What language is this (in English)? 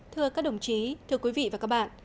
Vietnamese